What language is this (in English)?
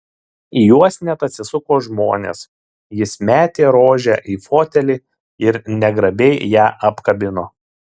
Lithuanian